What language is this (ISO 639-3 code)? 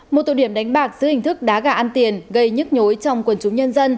vie